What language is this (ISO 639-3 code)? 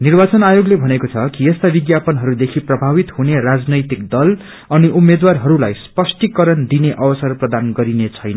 nep